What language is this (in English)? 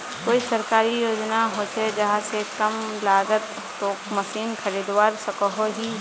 Magahi